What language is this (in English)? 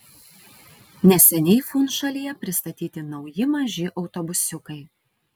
Lithuanian